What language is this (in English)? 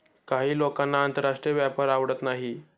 Marathi